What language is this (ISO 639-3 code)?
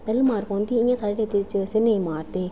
doi